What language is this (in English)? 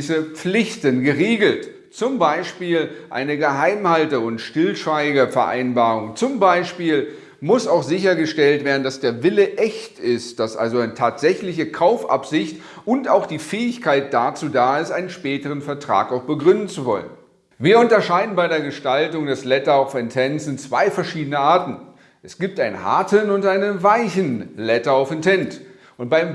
German